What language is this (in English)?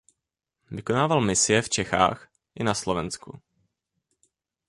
Czech